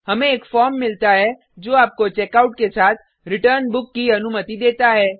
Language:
Hindi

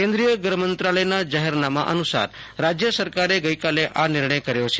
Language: Gujarati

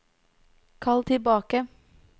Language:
Norwegian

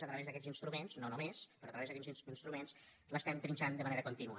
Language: Catalan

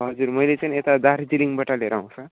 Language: Nepali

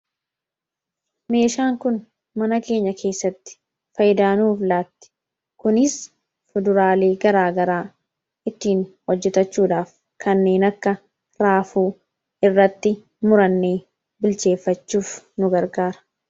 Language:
Oromo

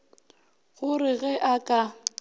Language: Northern Sotho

